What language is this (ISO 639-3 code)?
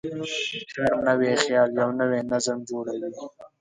pus